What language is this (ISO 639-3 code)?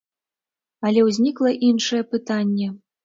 bel